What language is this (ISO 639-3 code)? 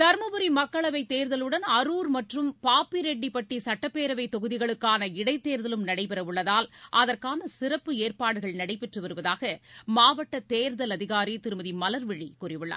tam